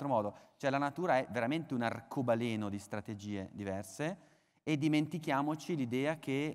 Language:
Italian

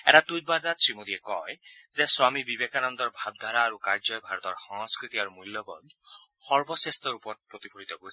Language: Assamese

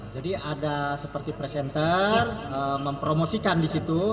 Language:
Indonesian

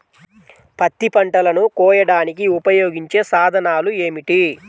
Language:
Telugu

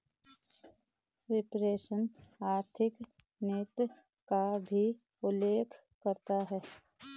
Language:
Hindi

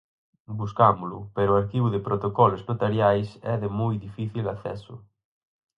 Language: Galician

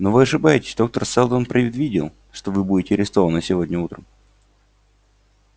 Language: Russian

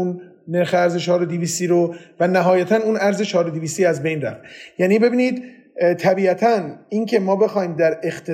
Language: Persian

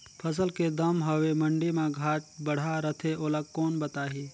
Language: Chhattisgarhi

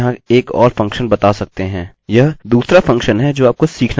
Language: Hindi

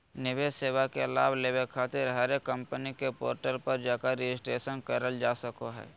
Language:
Magahi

